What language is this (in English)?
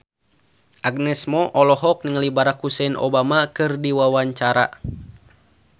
Sundanese